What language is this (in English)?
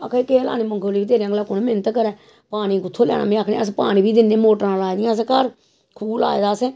Dogri